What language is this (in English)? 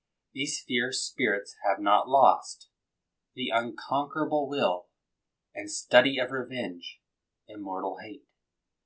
English